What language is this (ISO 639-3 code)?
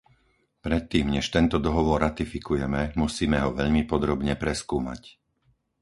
slk